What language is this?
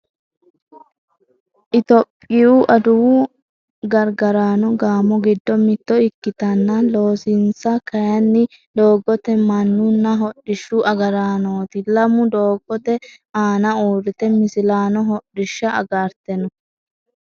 Sidamo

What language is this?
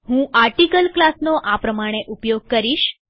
Gujarati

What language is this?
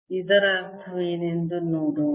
Kannada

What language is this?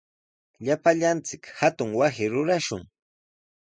Sihuas Ancash Quechua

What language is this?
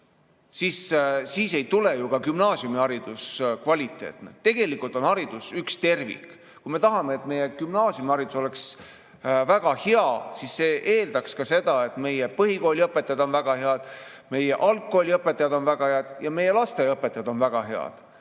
Estonian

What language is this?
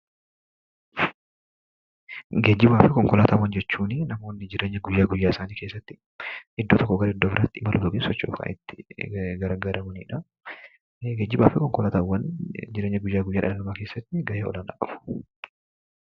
Oromo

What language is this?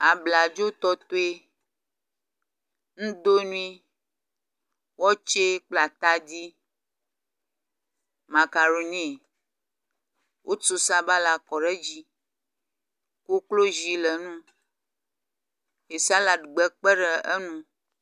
Ewe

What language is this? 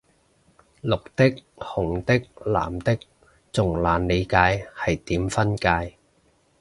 Cantonese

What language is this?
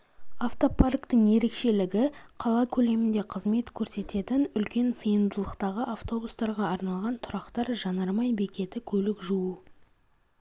Kazakh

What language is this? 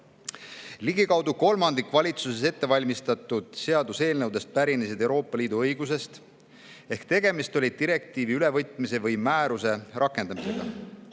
Estonian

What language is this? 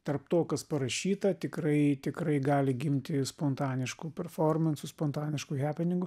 Lithuanian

